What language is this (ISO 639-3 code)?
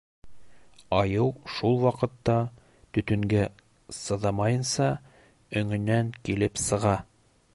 bak